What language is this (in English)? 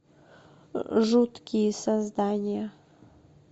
Russian